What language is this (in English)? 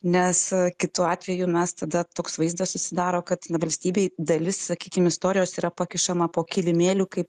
Lithuanian